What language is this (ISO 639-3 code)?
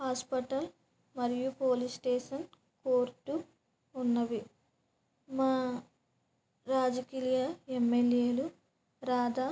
tel